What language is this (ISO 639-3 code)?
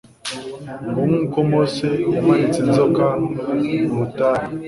kin